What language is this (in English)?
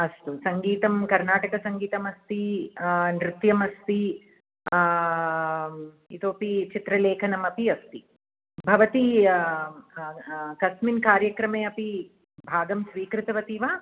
Sanskrit